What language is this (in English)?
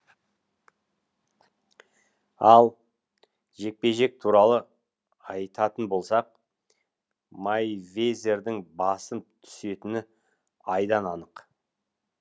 Kazakh